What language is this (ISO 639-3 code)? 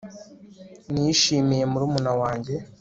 kin